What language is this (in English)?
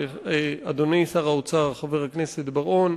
Hebrew